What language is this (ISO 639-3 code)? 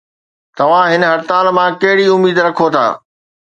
snd